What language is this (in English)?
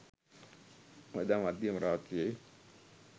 Sinhala